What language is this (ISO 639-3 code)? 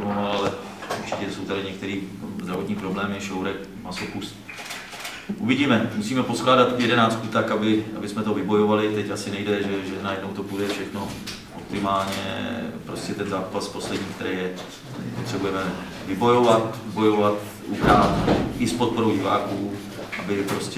ces